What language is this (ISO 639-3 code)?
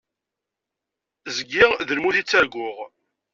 kab